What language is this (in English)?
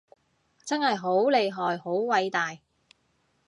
Cantonese